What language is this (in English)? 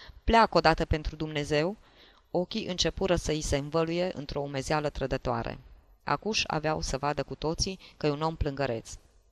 Romanian